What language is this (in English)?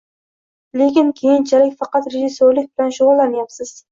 Uzbek